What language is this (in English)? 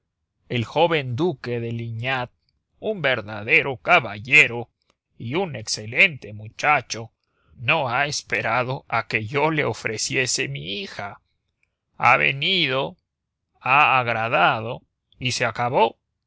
Spanish